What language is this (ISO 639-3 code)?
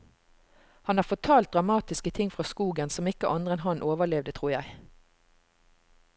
nor